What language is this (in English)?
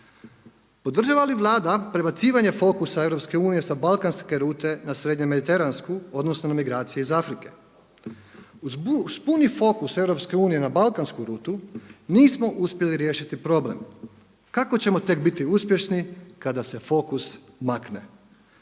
Croatian